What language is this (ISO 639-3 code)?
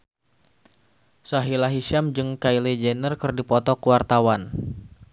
sun